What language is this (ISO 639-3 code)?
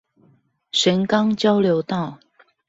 zho